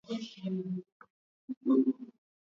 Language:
Swahili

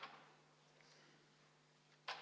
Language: Estonian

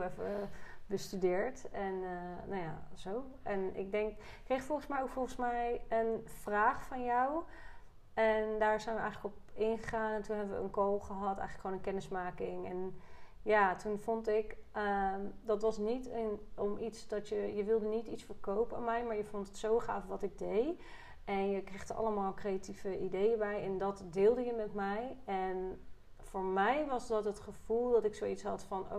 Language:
Dutch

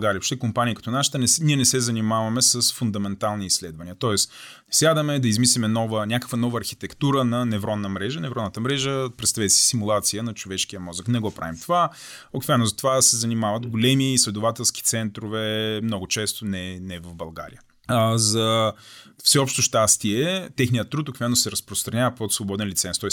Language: Bulgarian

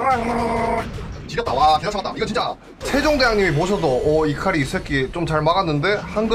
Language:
Korean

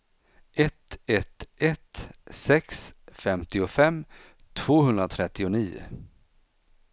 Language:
Swedish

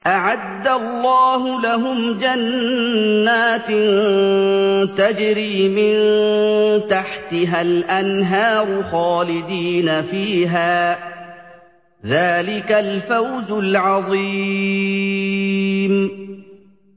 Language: Arabic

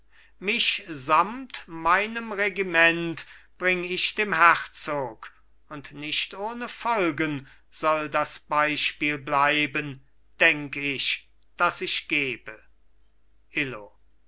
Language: German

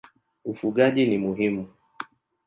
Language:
Swahili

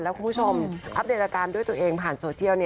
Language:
Thai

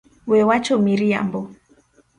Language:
Luo (Kenya and Tanzania)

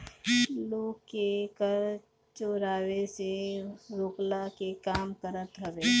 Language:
Bhojpuri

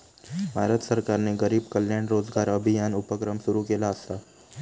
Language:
Marathi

